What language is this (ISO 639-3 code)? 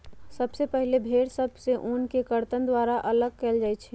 mag